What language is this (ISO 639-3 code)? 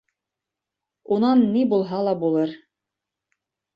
bak